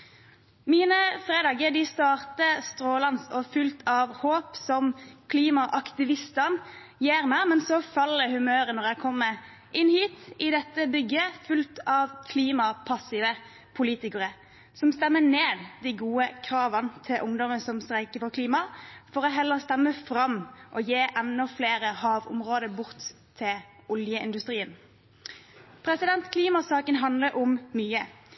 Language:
Norwegian Bokmål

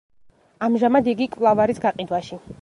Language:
Georgian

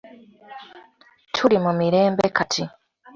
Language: Ganda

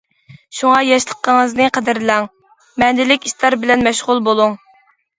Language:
Uyghur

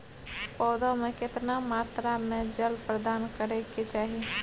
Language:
Maithili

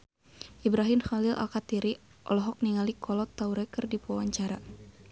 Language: Sundanese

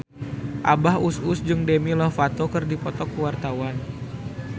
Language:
Sundanese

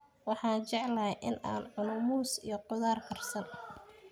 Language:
Somali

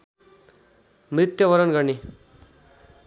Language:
Nepali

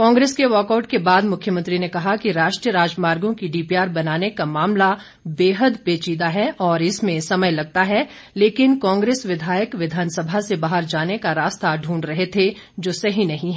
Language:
Hindi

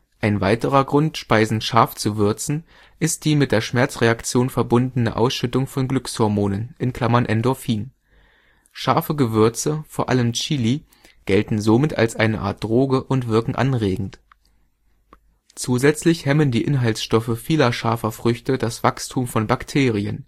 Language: German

